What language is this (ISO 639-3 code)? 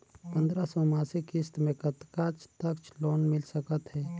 hne